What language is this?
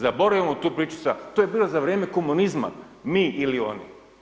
Croatian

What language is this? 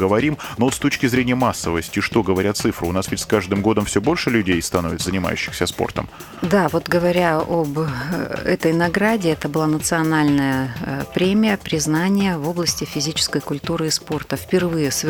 Russian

